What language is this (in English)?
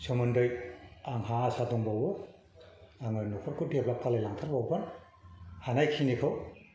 Bodo